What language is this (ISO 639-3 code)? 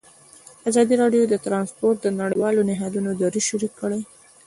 pus